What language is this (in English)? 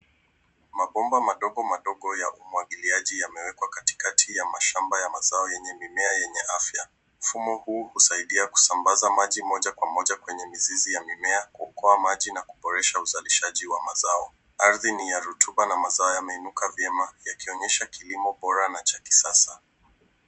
Swahili